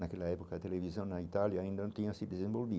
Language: Portuguese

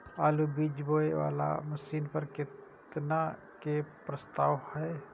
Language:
Maithili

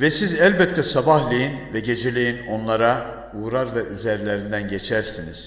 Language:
Turkish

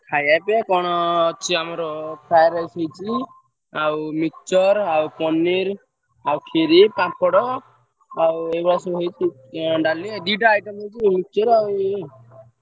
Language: Odia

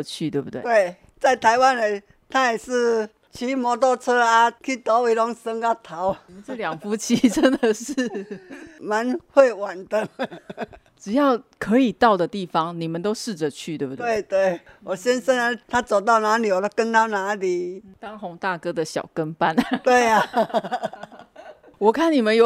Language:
Chinese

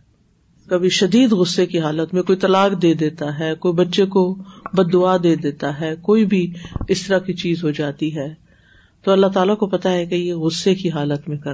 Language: Urdu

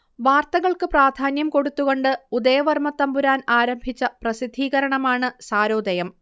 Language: Malayalam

